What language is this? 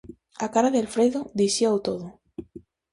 Galician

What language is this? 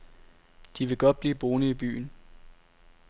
Danish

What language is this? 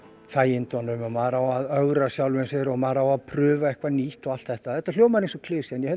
Icelandic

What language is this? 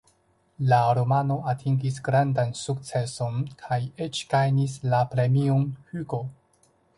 Esperanto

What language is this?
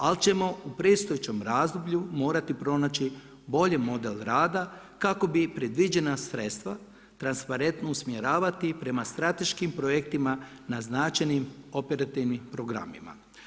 Croatian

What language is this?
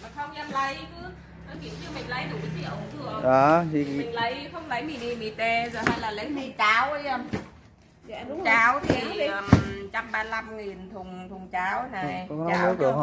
Vietnamese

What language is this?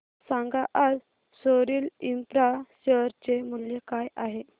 Marathi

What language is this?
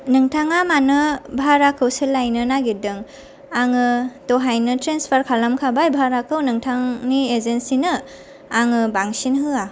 Bodo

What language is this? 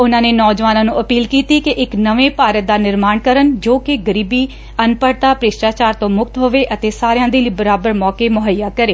Punjabi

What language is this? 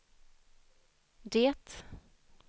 Swedish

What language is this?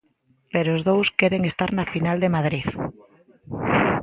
Galician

